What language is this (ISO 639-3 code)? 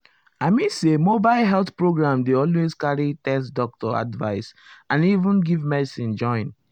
pcm